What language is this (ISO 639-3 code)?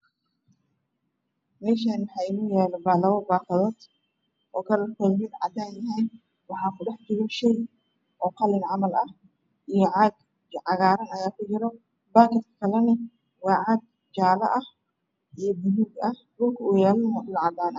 som